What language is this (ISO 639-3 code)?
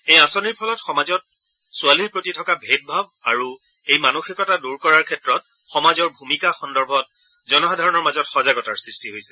asm